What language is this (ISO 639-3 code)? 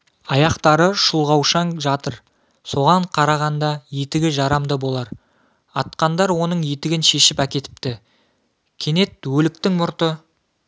kaz